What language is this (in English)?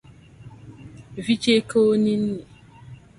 Dagbani